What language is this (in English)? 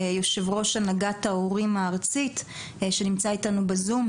Hebrew